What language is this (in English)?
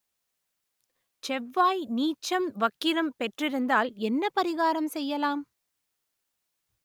Tamil